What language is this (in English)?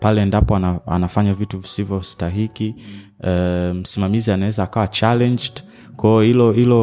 Swahili